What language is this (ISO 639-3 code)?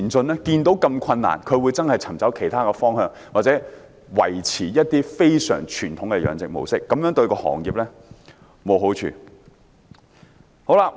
yue